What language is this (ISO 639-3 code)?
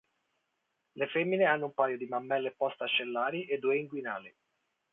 ita